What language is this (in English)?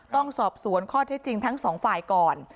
Thai